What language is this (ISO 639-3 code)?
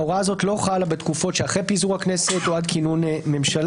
heb